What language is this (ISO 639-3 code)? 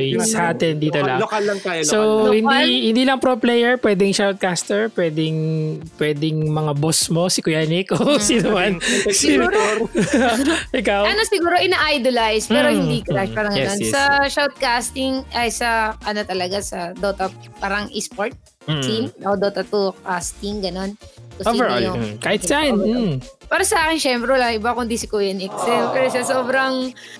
fil